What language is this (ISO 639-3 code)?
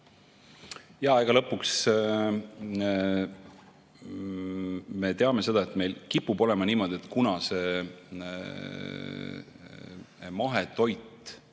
est